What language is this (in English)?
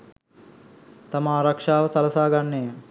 Sinhala